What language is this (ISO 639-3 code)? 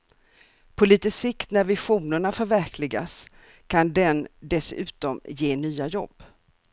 swe